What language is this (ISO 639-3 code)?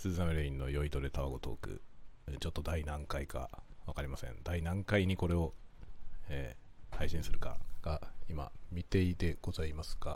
jpn